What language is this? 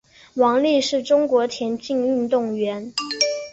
Chinese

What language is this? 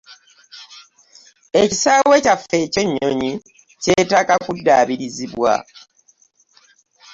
Ganda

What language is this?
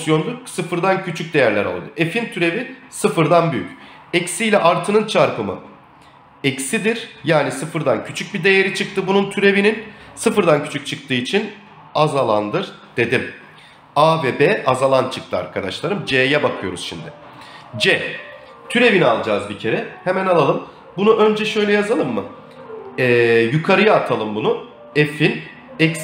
Turkish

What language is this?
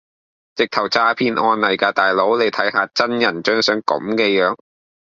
Cantonese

